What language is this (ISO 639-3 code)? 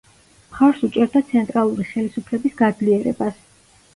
kat